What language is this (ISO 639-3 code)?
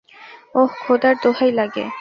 ben